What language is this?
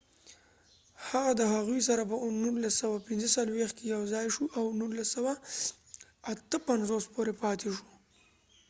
Pashto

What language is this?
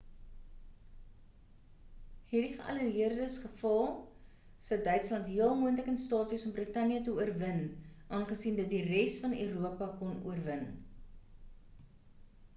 Afrikaans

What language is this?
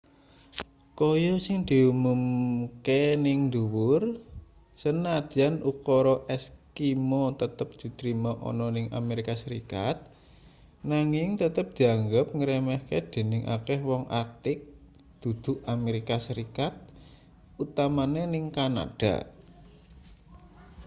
Javanese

